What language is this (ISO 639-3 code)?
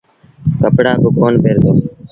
sbn